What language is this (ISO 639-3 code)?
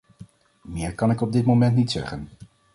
nld